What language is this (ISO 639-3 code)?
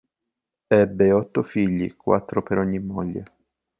ita